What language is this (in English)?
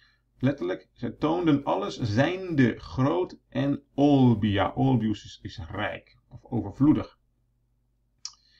Dutch